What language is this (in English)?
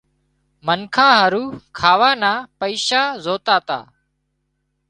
Wadiyara Koli